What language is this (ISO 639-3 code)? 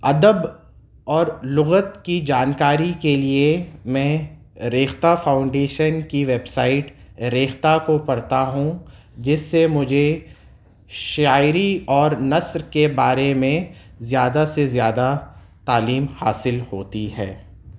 urd